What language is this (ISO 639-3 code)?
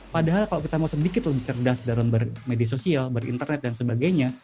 ind